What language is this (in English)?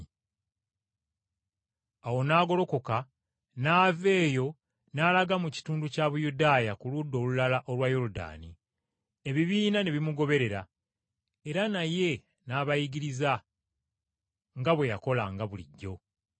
Ganda